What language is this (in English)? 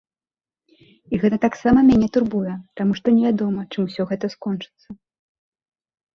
Belarusian